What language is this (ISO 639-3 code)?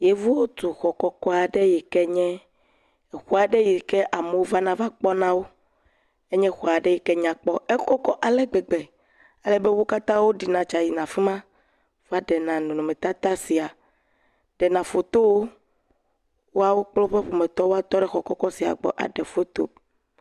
ewe